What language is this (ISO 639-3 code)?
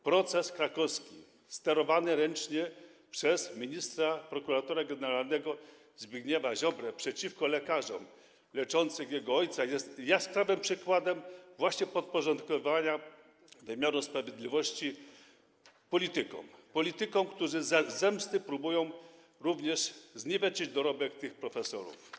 pol